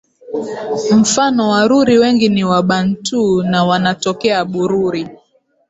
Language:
Swahili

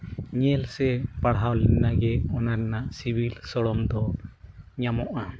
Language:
Santali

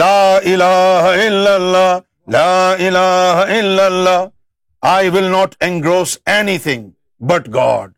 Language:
Urdu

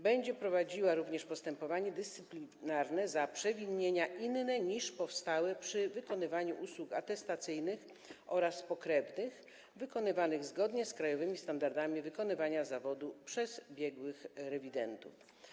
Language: Polish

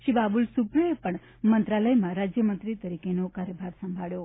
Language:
Gujarati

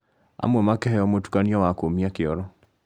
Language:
Kikuyu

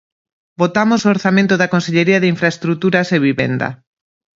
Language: Galician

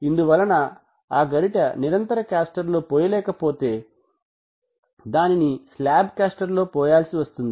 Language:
Telugu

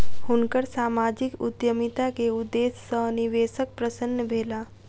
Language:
Maithili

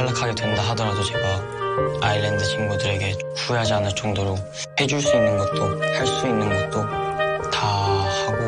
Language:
Korean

